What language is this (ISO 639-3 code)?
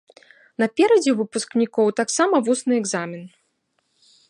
bel